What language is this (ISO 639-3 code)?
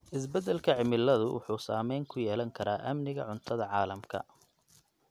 som